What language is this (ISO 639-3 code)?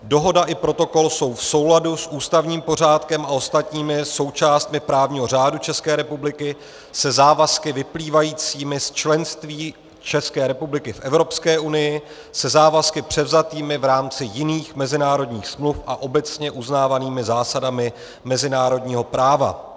ces